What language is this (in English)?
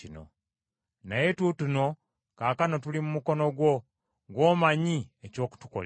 Ganda